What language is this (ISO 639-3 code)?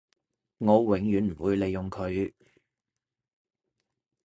yue